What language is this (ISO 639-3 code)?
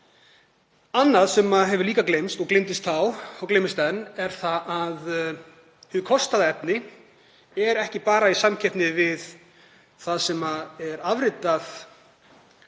isl